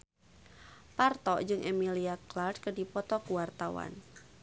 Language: Sundanese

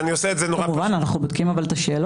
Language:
Hebrew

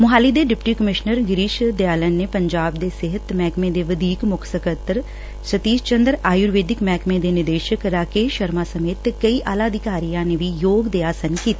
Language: Punjabi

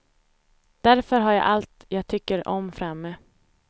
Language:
Swedish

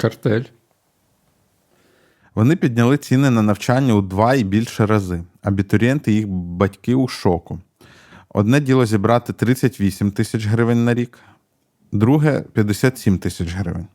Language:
Ukrainian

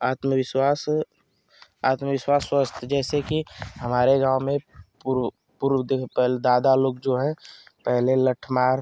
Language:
Hindi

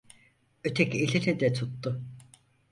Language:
Turkish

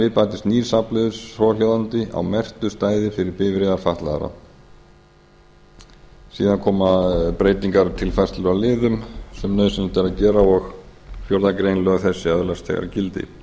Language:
Icelandic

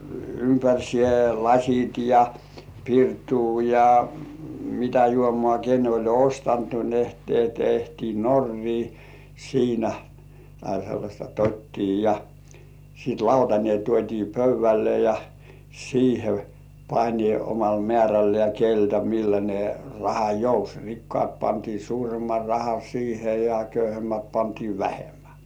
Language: Finnish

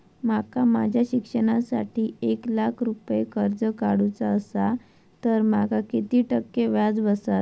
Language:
Marathi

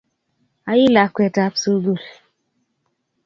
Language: Kalenjin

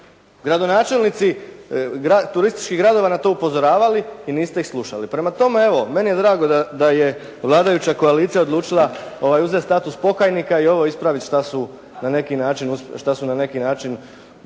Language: Croatian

